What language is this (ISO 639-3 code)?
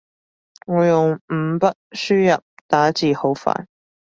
yue